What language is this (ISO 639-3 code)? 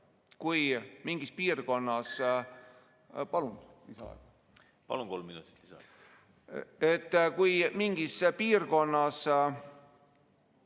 est